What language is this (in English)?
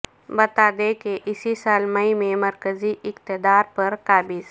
Urdu